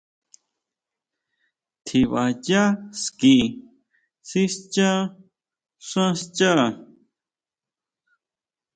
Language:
Huautla Mazatec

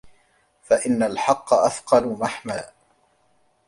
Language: Arabic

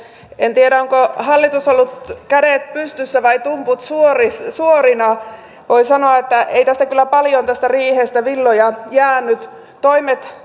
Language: Finnish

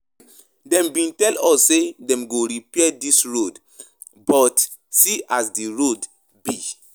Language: Nigerian Pidgin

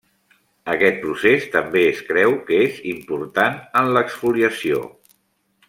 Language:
Catalan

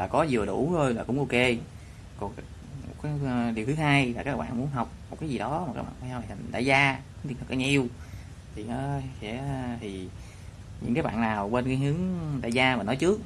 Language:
Vietnamese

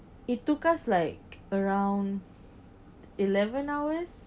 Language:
English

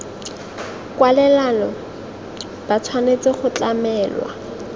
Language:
Tswana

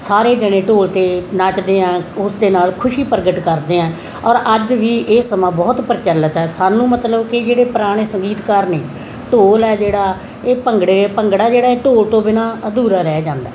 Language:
Punjabi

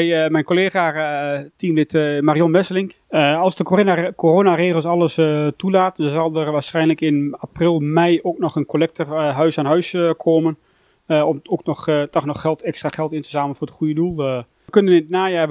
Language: Dutch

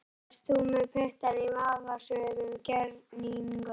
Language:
Icelandic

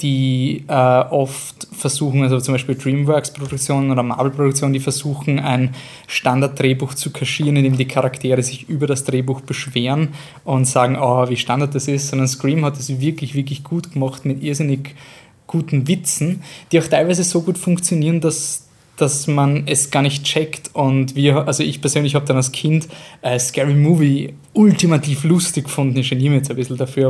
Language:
German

